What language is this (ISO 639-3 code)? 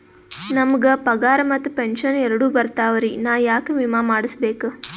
kan